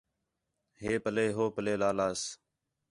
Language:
Khetrani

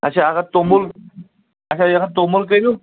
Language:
Kashmiri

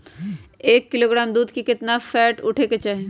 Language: Magahi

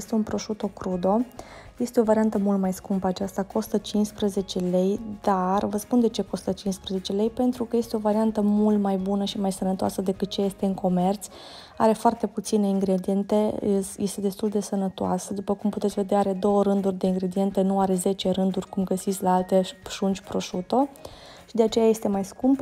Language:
Romanian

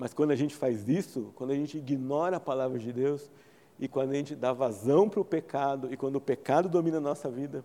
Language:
Portuguese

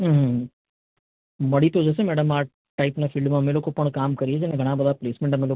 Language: Gujarati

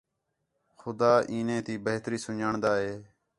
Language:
Khetrani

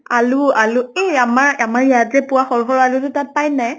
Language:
Assamese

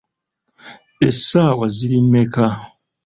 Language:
Ganda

